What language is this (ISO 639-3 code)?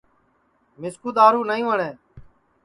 ssi